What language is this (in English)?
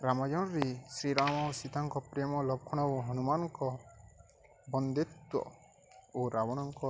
Odia